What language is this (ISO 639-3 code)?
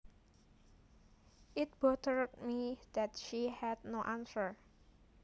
jav